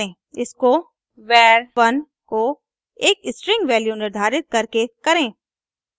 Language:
Hindi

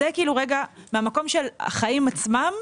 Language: Hebrew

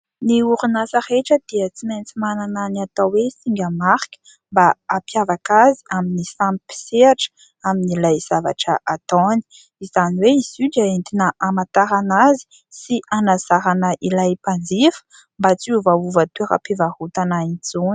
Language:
Malagasy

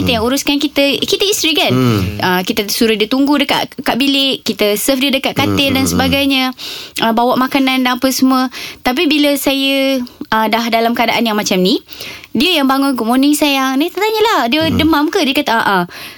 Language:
Malay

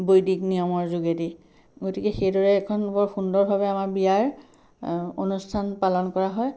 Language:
Assamese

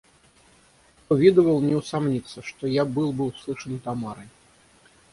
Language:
Russian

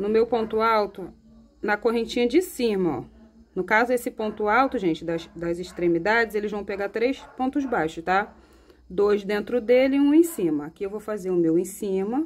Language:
Portuguese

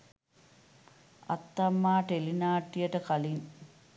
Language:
Sinhala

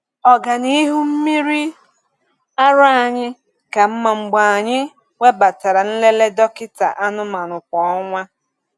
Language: Igbo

